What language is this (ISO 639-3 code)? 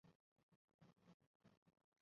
zho